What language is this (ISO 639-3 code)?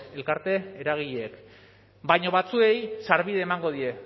eus